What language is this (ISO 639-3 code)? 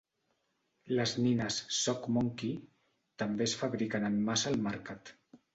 cat